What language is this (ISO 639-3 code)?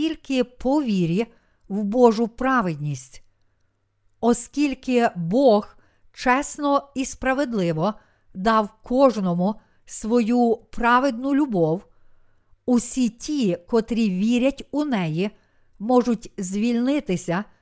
ukr